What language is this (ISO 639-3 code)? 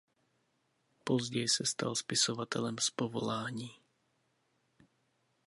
ces